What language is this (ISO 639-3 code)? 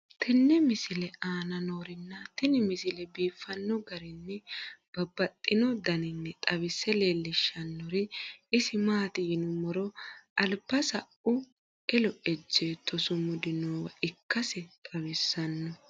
sid